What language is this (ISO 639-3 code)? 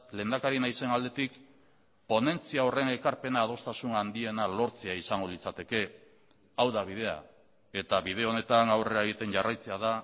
eus